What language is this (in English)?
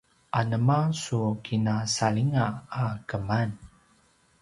Paiwan